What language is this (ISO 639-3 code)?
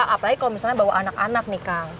ind